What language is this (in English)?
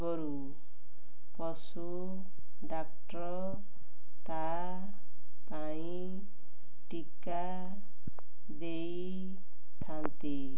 Odia